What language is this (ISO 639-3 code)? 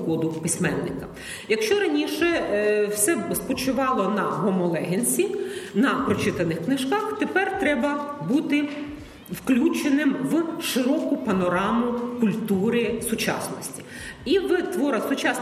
ukr